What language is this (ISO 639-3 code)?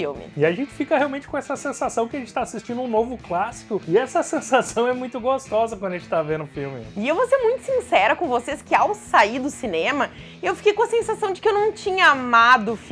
por